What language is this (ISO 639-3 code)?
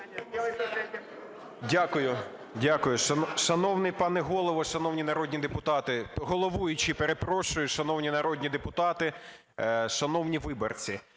ukr